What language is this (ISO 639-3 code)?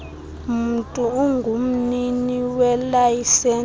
xho